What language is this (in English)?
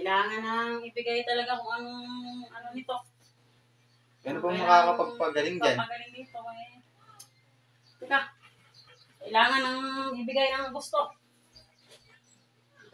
Filipino